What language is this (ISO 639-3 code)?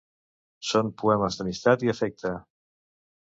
cat